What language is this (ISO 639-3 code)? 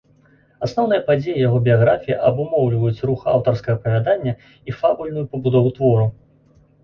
bel